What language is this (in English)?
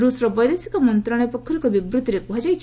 Odia